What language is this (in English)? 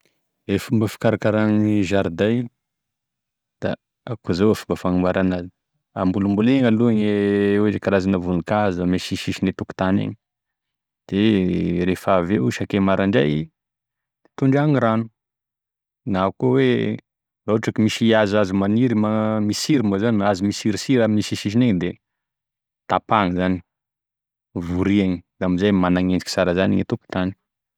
Tesaka Malagasy